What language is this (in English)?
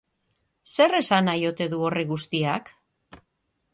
Basque